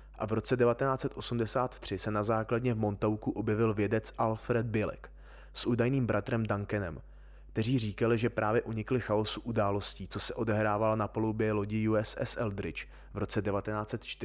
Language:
Czech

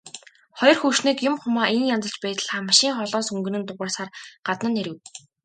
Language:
Mongolian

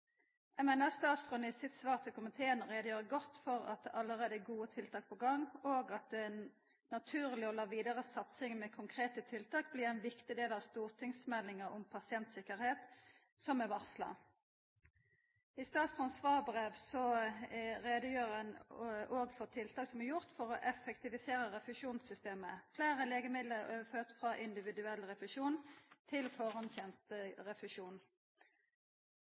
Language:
Norwegian Nynorsk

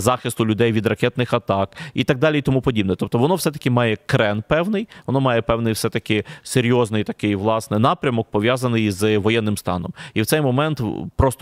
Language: Ukrainian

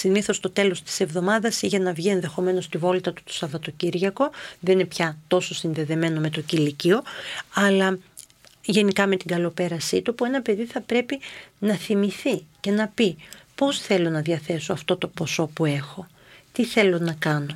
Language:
Greek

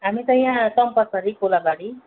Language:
Nepali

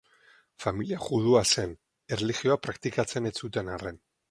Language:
Basque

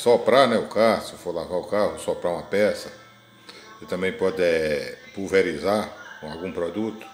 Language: Portuguese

